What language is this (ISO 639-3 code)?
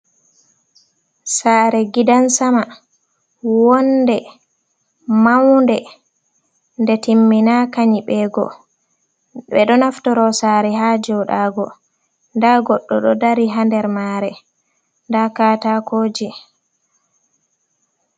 ful